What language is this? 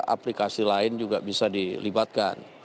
Indonesian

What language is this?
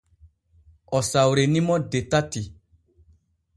Borgu Fulfulde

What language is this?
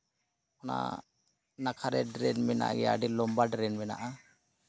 Santali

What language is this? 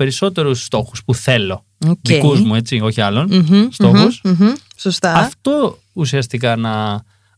Greek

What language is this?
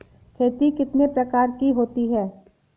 Hindi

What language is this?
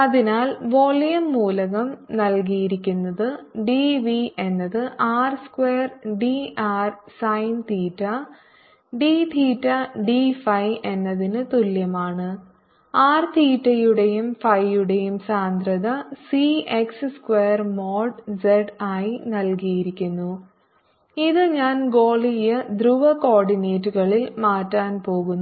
Malayalam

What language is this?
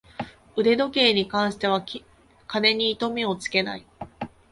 Japanese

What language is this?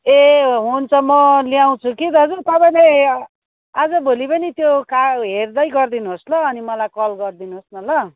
Nepali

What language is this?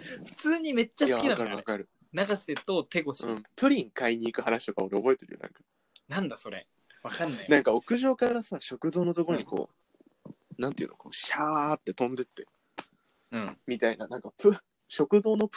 Japanese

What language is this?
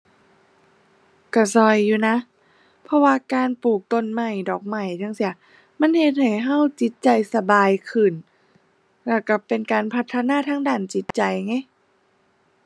Thai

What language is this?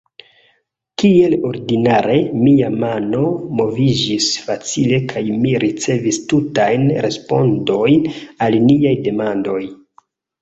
Esperanto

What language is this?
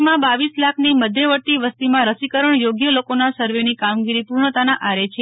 Gujarati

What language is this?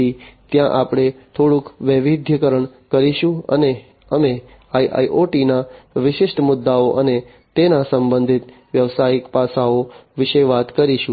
Gujarati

